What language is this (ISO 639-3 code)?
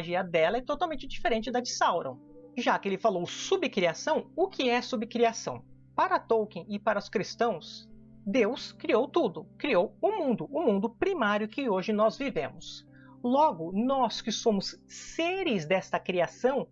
por